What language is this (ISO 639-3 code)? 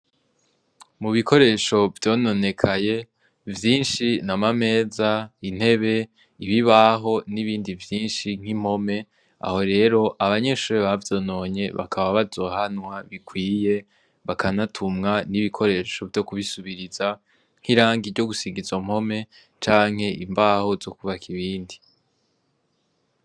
run